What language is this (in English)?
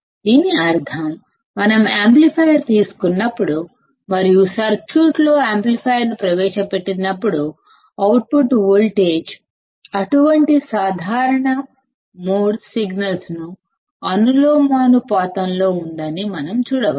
Telugu